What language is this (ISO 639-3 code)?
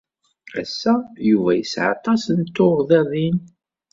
kab